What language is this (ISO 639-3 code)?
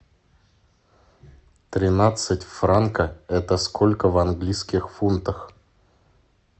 rus